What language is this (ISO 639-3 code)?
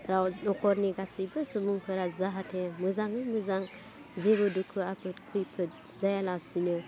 brx